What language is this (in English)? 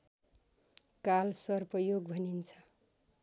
Nepali